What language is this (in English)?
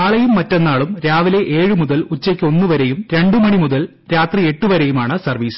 Malayalam